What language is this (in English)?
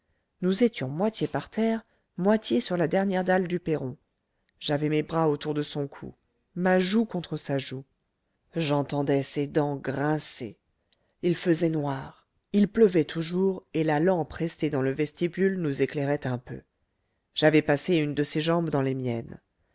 French